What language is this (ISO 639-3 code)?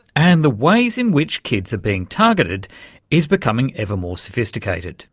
eng